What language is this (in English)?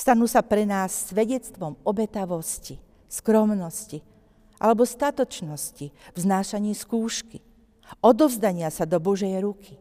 Slovak